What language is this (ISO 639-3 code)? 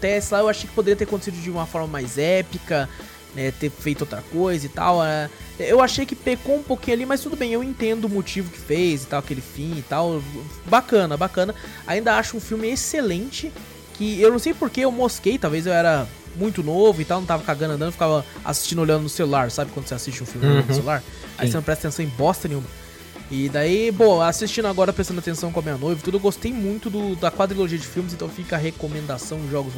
por